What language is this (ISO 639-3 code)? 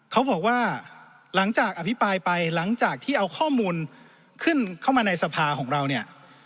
tha